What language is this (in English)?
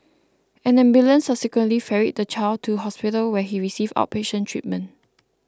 English